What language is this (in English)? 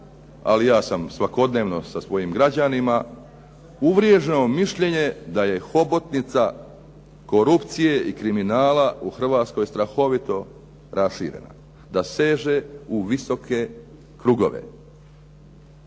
Croatian